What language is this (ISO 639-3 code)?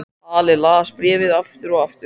isl